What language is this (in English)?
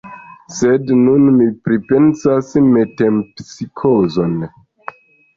Esperanto